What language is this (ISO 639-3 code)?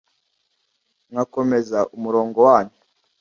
kin